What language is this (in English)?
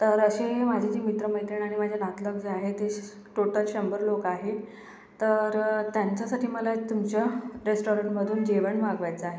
Marathi